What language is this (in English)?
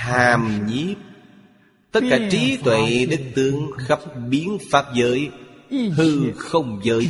Vietnamese